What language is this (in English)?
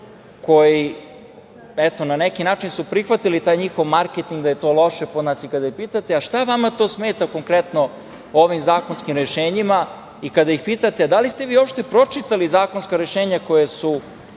Serbian